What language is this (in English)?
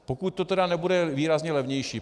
Czech